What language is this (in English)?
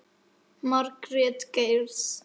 Icelandic